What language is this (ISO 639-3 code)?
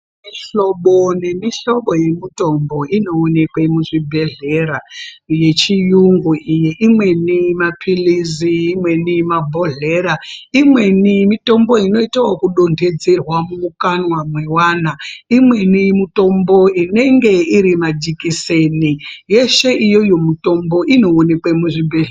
ndc